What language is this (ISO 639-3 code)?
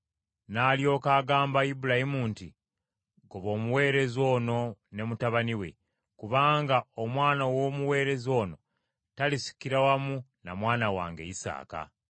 lug